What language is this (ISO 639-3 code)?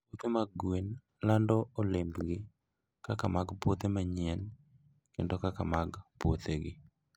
luo